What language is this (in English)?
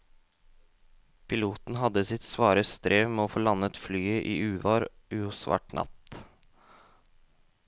Norwegian